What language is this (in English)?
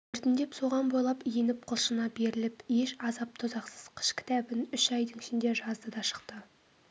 Kazakh